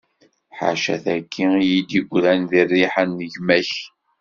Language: Kabyle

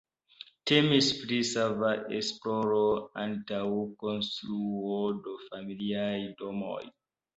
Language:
Esperanto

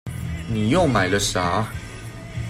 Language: Chinese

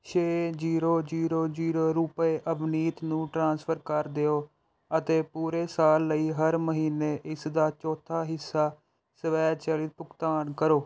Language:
Punjabi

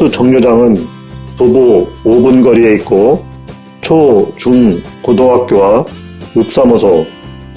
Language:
Korean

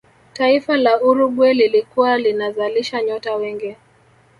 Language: Swahili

